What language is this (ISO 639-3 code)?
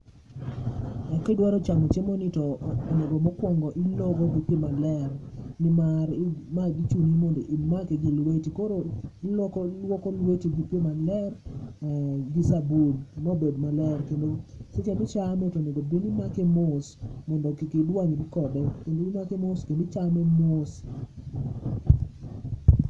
luo